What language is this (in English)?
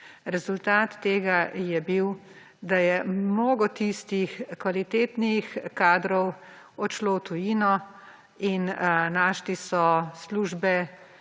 Slovenian